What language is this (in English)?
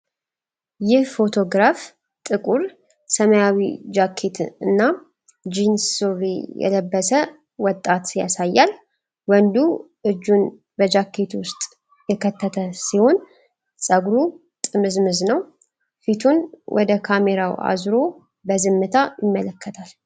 Amharic